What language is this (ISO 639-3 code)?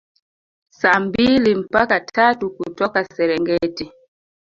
swa